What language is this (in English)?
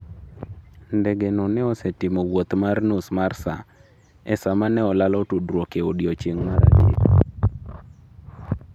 Luo (Kenya and Tanzania)